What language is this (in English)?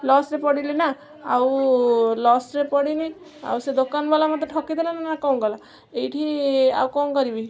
Odia